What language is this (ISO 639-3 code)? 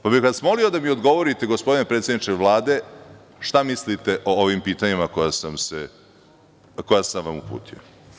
srp